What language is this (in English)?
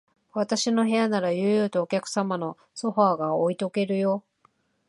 Japanese